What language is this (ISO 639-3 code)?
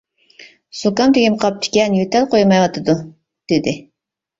uig